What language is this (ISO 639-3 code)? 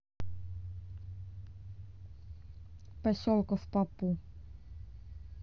rus